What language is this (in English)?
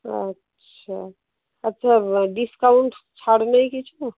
Bangla